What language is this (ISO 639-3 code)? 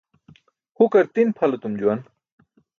bsk